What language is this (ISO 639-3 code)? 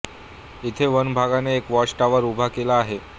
mar